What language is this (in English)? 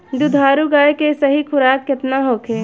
Bhojpuri